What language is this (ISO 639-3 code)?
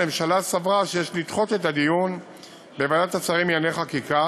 heb